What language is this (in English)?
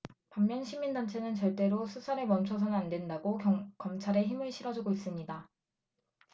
Korean